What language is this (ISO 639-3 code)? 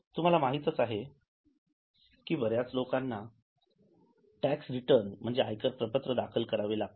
mar